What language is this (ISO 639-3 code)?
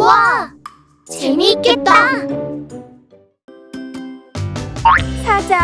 kor